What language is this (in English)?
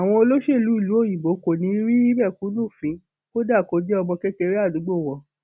Yoruba